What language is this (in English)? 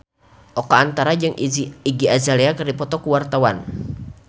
Sundanese